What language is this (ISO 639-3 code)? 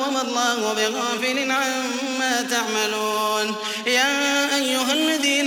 ara